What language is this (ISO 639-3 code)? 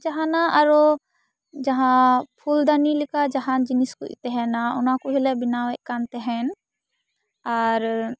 sat